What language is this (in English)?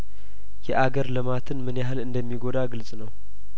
Amharic